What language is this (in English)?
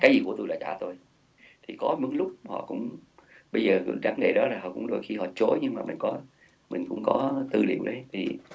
Vietnamese